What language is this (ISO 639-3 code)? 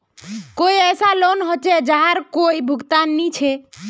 mag